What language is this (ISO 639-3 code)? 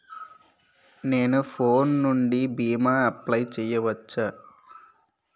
tel